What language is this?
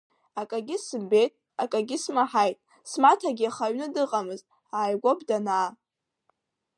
Abkhazian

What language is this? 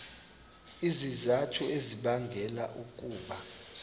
Xhosa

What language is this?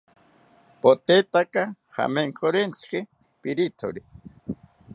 South Ucayali Ashéninka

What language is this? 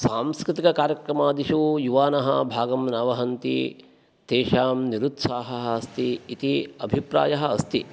Sanskrit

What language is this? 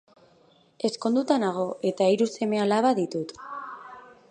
Basque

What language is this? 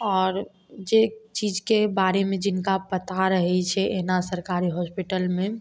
Maithili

